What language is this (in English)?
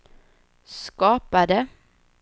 Swedish